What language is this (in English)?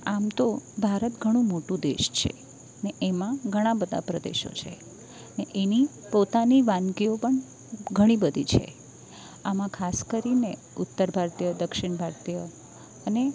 Gujarati